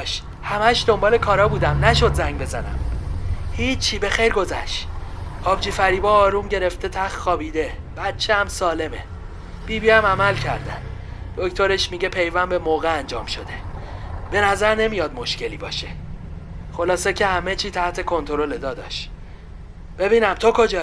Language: Persian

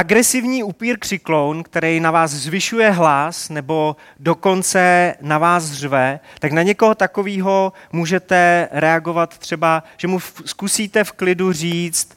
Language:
Czech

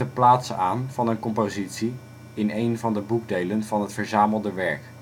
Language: Dutch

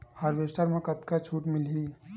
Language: Chhattisgarhi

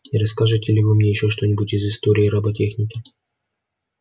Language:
Russian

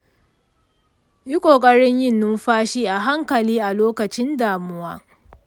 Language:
Hausa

